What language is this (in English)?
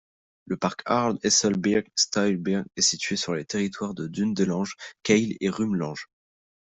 French